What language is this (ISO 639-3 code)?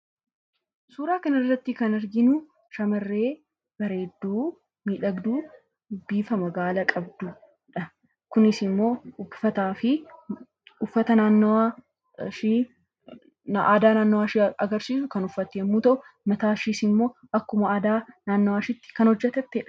orm